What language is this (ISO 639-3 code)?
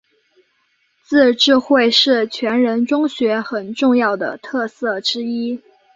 zho